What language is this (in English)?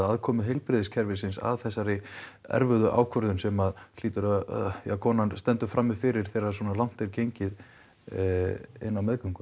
Icelandic